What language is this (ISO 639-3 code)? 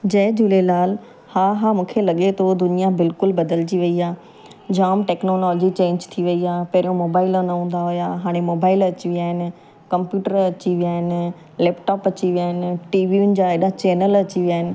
snd